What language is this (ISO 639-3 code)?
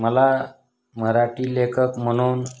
mar